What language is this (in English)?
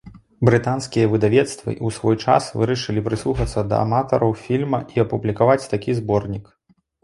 Belarusian